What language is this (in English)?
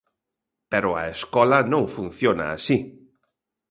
Galician